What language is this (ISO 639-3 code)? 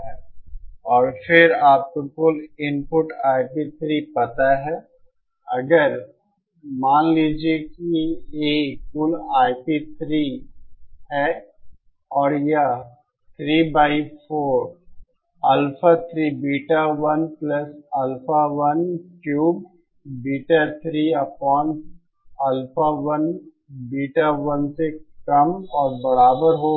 hin